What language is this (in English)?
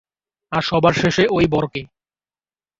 Bangla